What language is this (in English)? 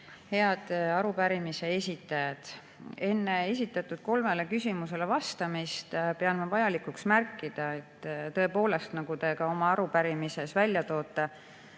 Estonian